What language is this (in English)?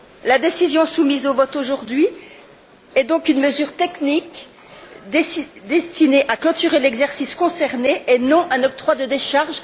French